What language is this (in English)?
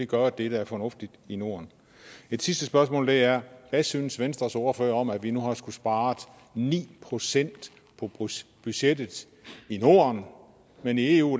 Danish